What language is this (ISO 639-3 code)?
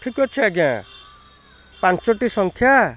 ori